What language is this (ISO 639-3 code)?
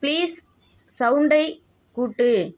tam